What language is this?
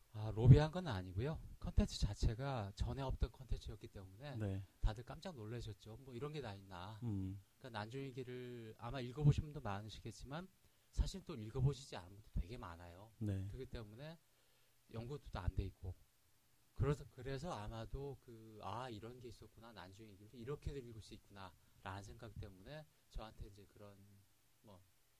Korean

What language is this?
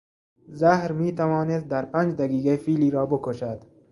Persian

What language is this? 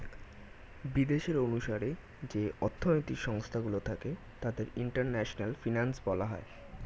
Bangla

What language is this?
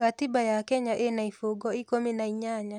Kikuyu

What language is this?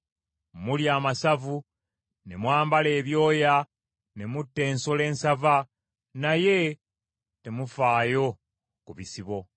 Ganda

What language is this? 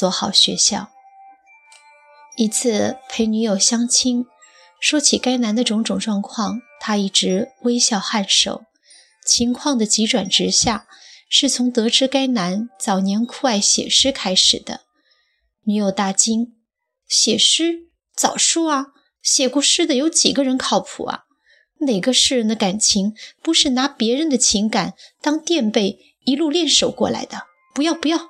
Chinese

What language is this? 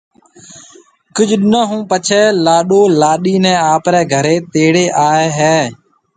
Marwari (Pakistan)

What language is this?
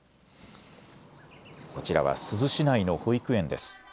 Japanese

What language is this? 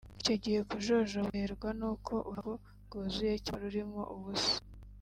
Kinyarwanda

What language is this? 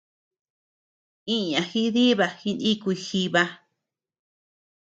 Tepeuxila Cuicatec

